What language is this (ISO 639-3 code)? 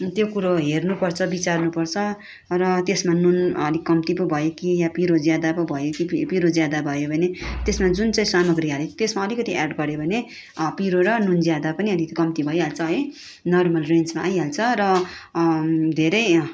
nep